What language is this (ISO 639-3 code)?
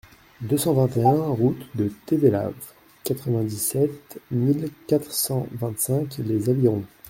fra